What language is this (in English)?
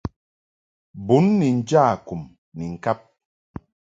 Mungaka